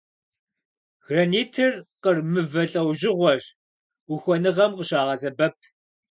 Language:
Kabardian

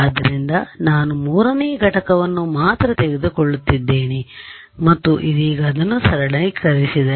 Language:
Kannada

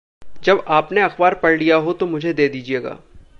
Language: Hindi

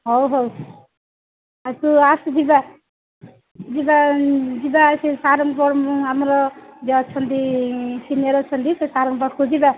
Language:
Odia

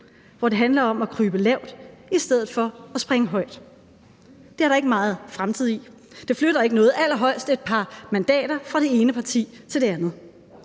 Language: Danish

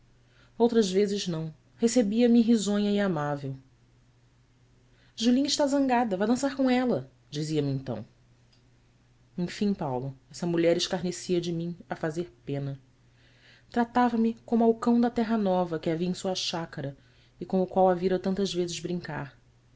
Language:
Portuguese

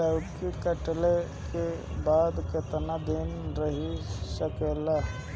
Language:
Bhojpuri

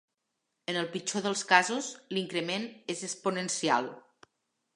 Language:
Catalan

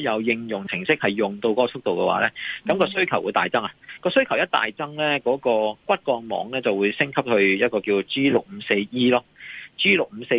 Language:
Chinese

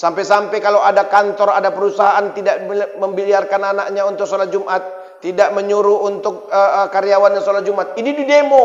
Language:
Indonesian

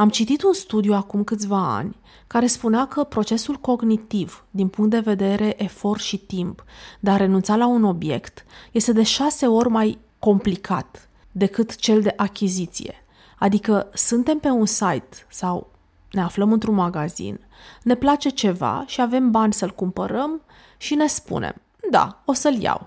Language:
Romanian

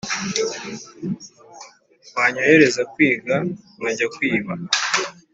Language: Kinyarwanda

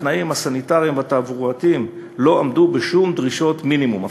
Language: Hebrew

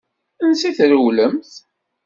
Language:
Kabyle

